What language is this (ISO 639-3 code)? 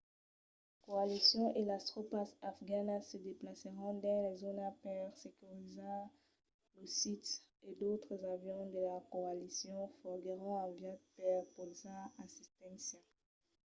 oci